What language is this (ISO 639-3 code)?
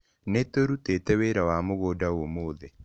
kik